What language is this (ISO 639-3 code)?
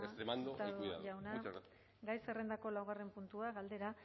eus